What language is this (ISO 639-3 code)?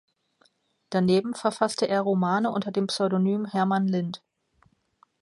deu